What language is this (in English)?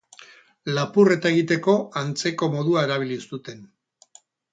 Basque